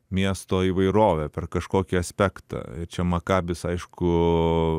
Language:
Lithuanian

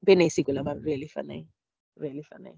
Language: Welsh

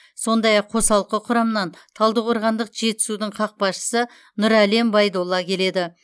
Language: Kazakh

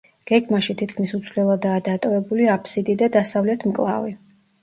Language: Georgian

